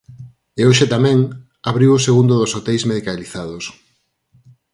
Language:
Galician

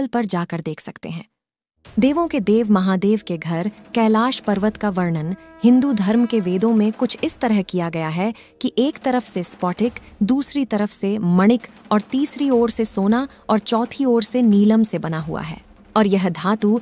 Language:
Hindi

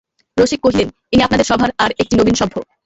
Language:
Bangla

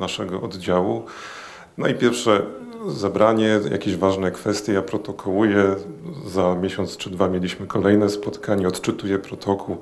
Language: Polish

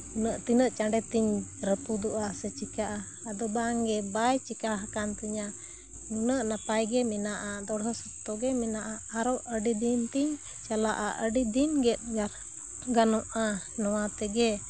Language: Santali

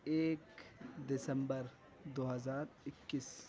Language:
Urdu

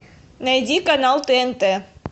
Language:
Russian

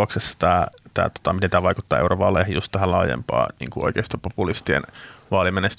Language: Finnish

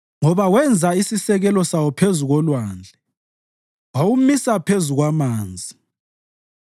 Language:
North Ndebele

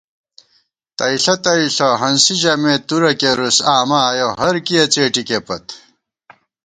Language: Gawar-Bati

